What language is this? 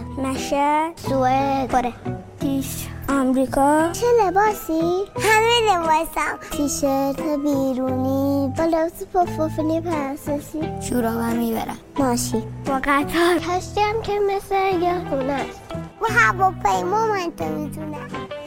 Persian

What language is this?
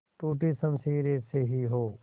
Hindi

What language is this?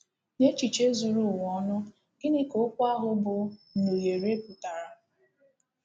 Igbo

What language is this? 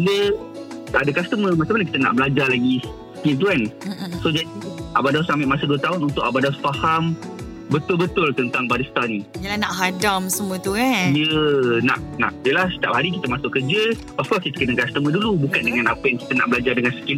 Malay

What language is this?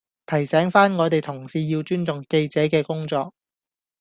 Cantonese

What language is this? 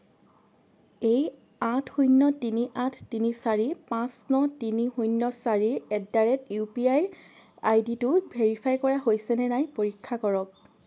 Assamese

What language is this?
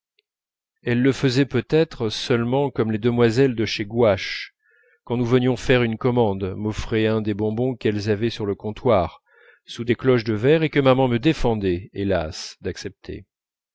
French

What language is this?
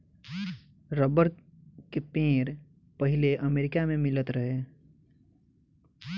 Bhojpuri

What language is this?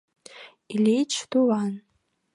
Mari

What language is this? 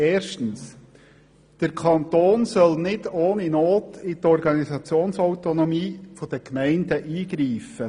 Swiss German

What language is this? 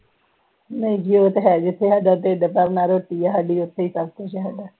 Punjabi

